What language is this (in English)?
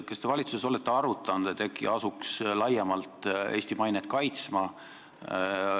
Estonian